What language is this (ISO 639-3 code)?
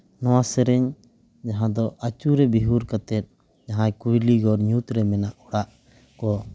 sat